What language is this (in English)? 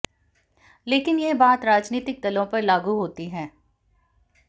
Hindi